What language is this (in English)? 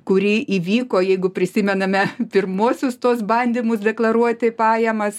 Lithuanian